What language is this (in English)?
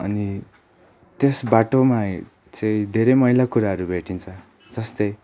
Nepali